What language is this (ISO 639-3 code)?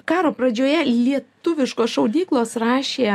lit